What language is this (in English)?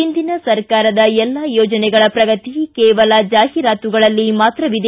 Kannada